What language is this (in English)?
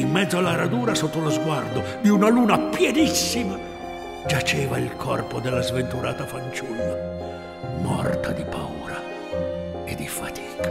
Italian